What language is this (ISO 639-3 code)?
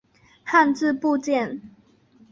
zho